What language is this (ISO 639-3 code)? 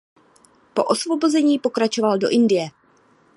ces